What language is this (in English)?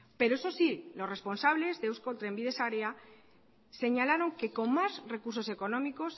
Spanish